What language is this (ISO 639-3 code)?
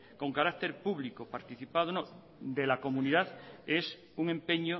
spa